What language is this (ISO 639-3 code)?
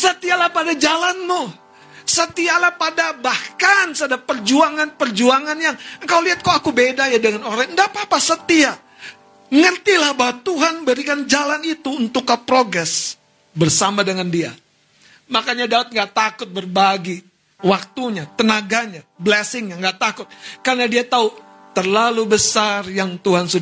ind